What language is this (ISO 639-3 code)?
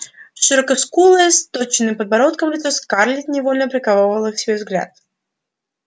rus